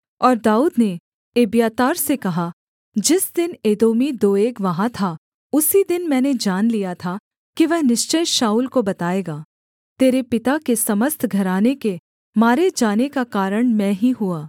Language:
Hindi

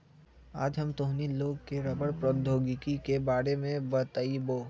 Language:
Magahi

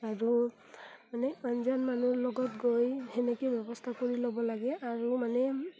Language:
Assamese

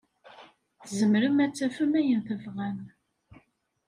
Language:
Kabyle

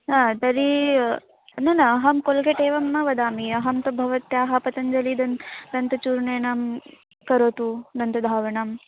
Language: Sanskrit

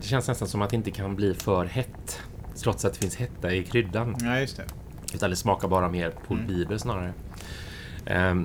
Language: Swedish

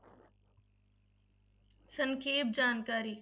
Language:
Punjabi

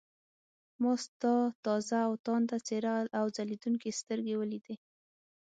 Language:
Pashto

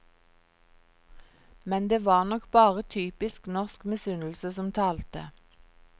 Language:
Norwegian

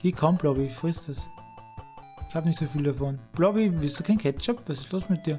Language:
German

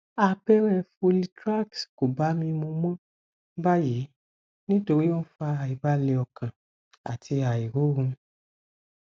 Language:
Yoruba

